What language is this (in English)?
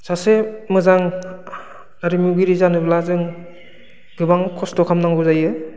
Bodo